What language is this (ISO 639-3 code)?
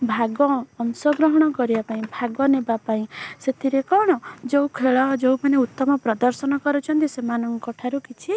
ori